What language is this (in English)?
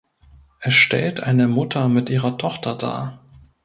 German